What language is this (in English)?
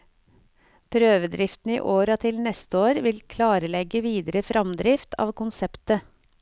Norwegian